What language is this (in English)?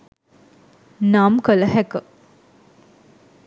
Sinhala